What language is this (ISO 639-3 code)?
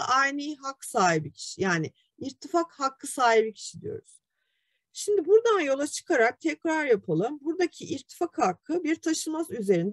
tur